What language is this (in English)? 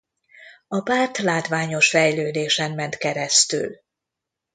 Hungarian